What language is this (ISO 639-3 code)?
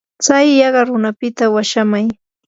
qur